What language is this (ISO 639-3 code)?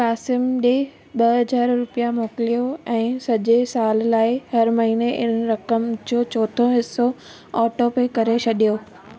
snd